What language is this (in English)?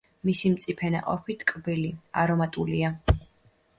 Georgian